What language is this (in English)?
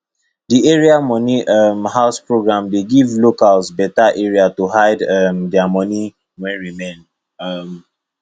Nigerian Pidgin